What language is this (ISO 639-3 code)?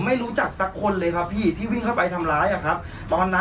tha